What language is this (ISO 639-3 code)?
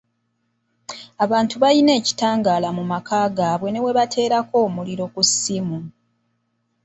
lug